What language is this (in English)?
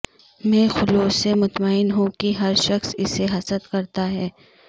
Urdu